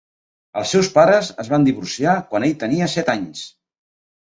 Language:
Catalan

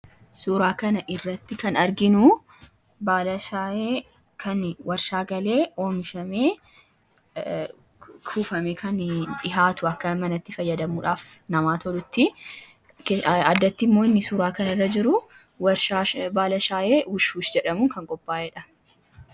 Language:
Oromo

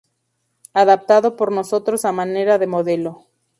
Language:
Spanish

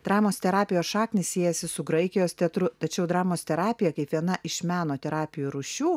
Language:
Lithuanian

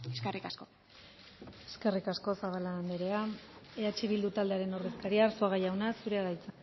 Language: Basque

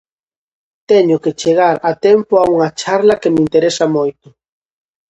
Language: Galician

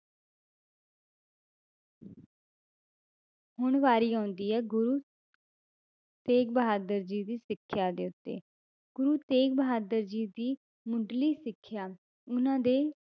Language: Punjabi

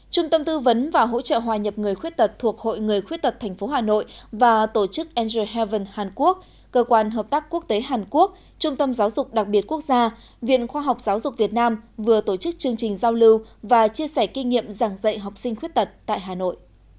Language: Vietnamese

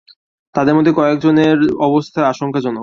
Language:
Bangla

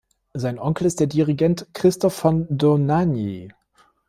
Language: German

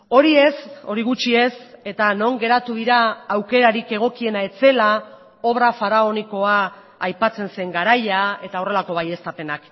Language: Basque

